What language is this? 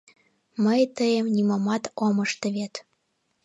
Mari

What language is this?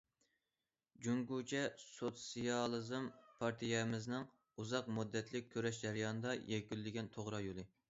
Uyghur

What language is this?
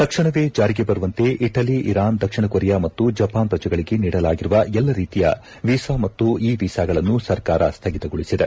Kannada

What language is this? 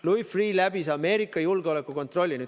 Estonian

